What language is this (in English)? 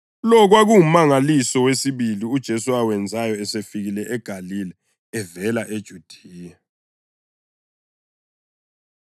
North Ndebele